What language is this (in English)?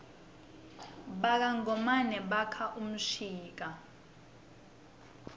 Swati